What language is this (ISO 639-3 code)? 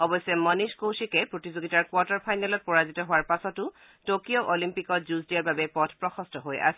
asm